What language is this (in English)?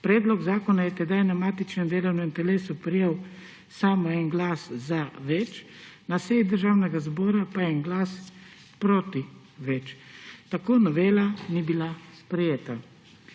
Slovenian